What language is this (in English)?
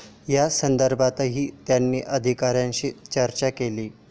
Marathi